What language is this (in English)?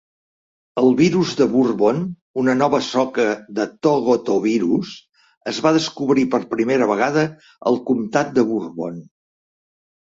Catalan